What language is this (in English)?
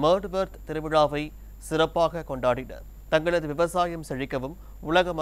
Arabic